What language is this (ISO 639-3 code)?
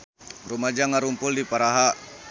sun